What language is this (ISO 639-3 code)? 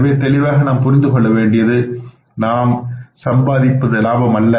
tam